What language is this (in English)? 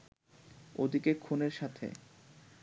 Bangla